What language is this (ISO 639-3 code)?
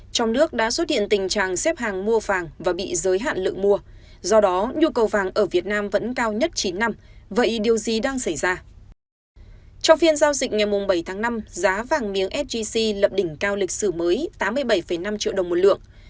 vie